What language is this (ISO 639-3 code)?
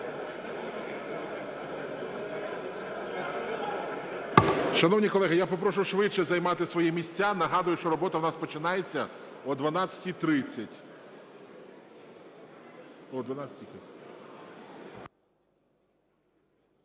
ukr